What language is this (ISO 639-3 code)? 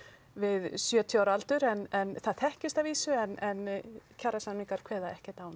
isl